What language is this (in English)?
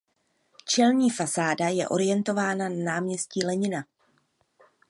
Czech